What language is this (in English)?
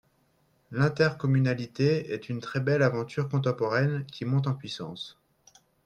French